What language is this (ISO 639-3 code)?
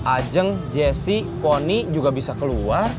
ind